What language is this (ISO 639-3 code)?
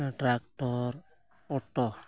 sat